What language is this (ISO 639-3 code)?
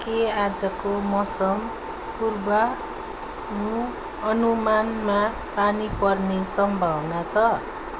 nep